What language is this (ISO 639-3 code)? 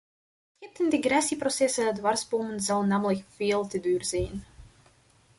nld